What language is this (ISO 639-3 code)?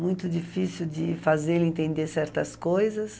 por